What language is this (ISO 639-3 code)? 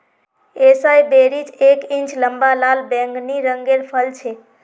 mag